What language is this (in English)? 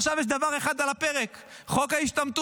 Hebrew